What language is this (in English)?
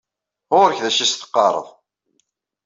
Kabyle